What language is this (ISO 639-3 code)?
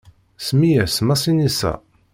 kab